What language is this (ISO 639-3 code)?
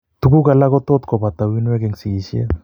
kln